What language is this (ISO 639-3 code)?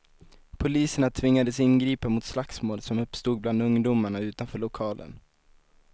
swe